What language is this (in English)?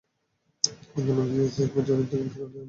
Bangla